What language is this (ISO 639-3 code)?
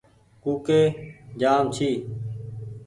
gig